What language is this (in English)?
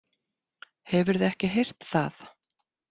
Icelandic